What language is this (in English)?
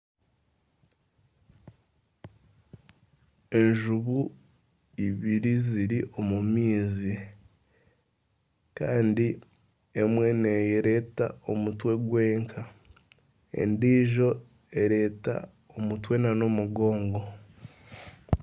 Nyankole